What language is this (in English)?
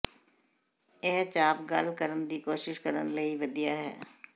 Punjabi